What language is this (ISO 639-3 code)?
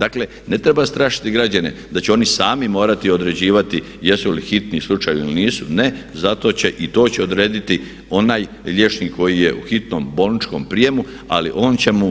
hrv